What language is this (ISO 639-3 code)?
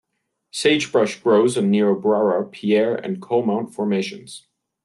eng